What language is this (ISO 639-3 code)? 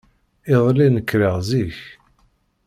kab